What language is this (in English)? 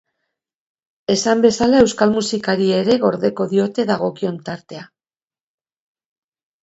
Basque